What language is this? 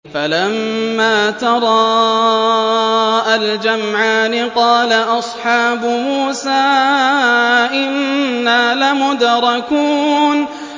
Arabic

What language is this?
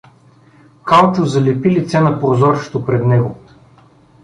Bulgarian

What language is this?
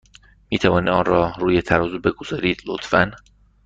Persian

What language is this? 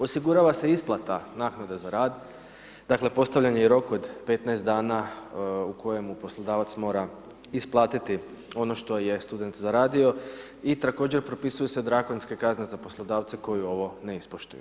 Croatian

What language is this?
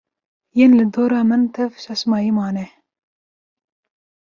Kurdish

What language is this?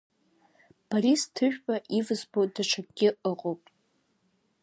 Abkhazian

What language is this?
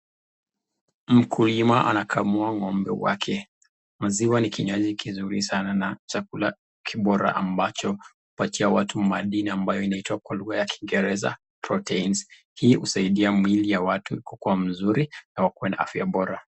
Swahili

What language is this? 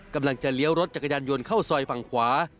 Thai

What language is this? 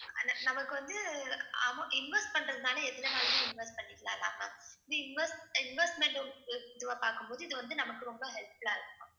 Tamil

